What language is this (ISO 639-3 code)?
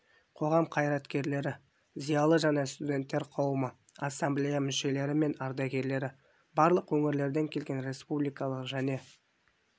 kaz